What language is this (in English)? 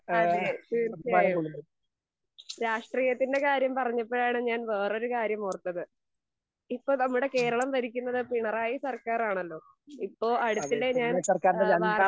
Malayalam